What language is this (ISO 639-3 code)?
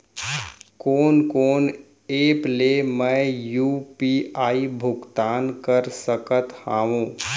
hne